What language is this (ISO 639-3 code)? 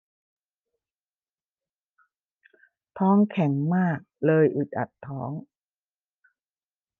tha